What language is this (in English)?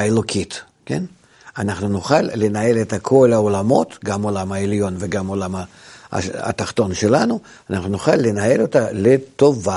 Hebrew